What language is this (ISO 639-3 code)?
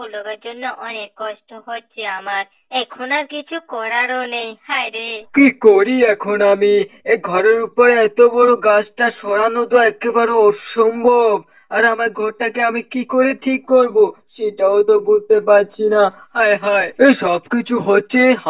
ron